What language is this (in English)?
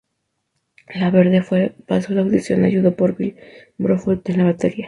Spanish